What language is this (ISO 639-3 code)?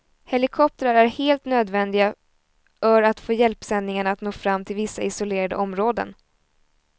swe